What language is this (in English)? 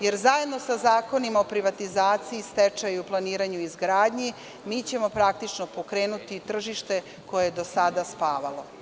Serbian